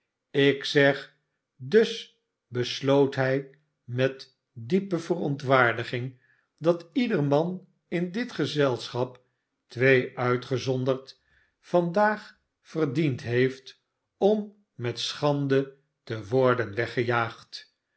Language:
Dutch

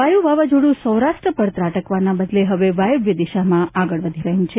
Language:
Gujarati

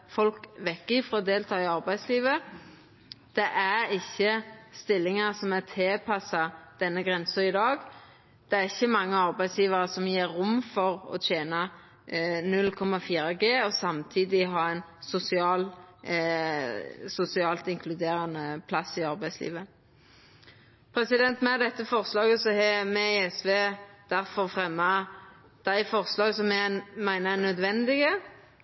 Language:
Norwegian Nynorsk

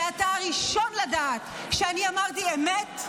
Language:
Hebrew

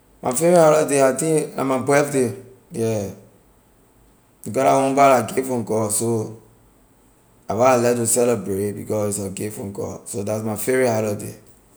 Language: Liberian English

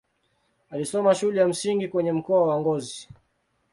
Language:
Swahili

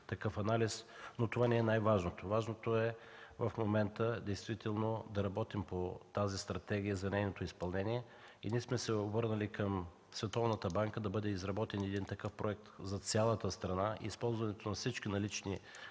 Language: Bulgarian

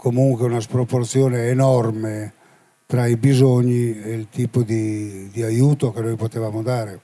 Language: Italian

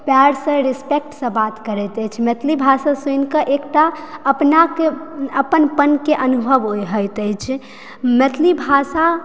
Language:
Maithili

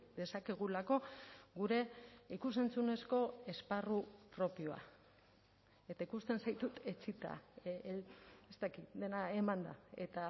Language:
Basque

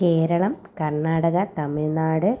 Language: Malayalam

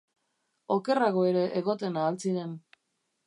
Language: Basque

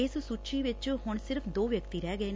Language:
Punjabi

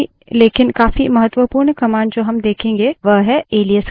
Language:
Hindi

